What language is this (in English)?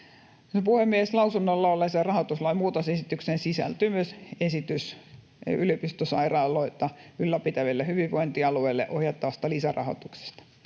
Finnish